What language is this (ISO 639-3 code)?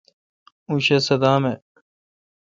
xka